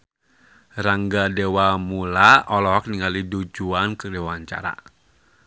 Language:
Sundanese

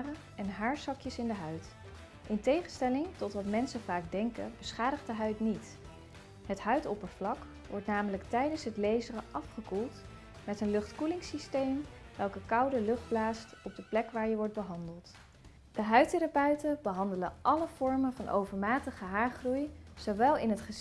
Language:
Dutch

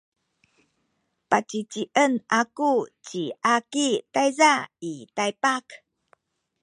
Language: Sakizaya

